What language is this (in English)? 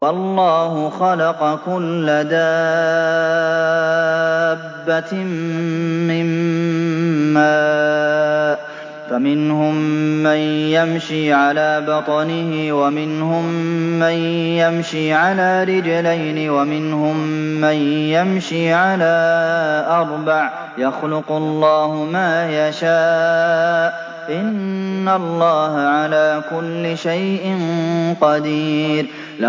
Arabic